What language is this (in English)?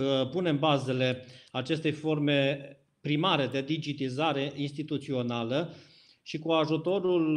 Romanian